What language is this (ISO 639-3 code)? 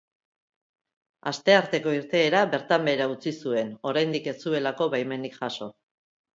eus